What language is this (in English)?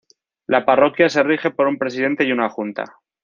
Spanish